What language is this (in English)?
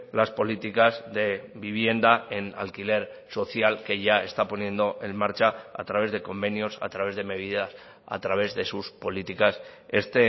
Spanish